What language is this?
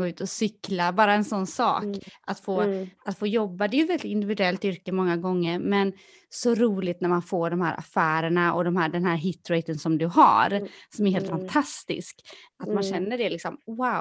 Swedish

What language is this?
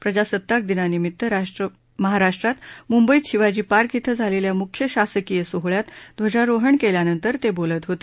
Marathi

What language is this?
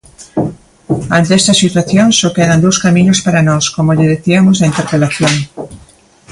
Galician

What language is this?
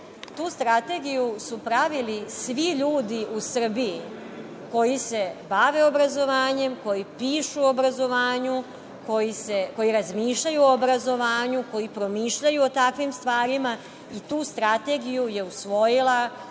Serbian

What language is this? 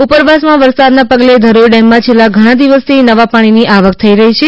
Gujarati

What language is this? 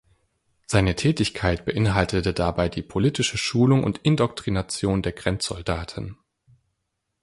German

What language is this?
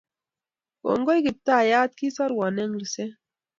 Kalenjin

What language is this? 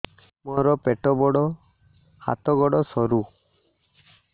Odia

